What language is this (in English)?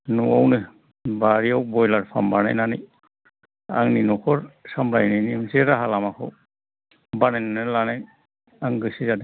Bodo